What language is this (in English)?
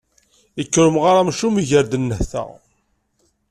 Kabyle